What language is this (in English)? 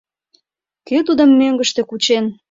Mari